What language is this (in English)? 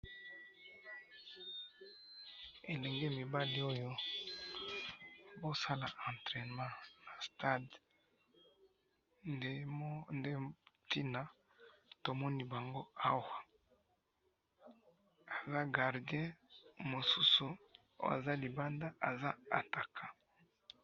Lingala